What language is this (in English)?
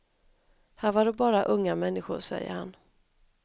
Swedish